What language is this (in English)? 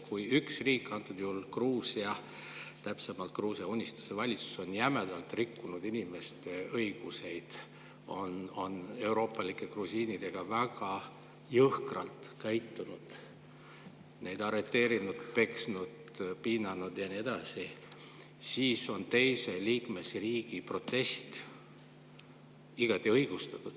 Estonian